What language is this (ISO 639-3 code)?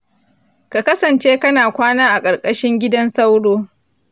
hau